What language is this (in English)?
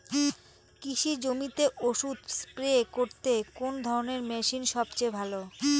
Bangla